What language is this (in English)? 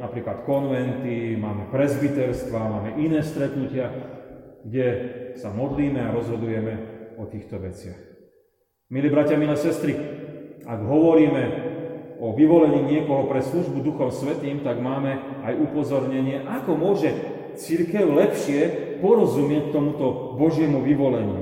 Slovak